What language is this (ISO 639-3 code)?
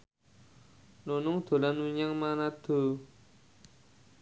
jav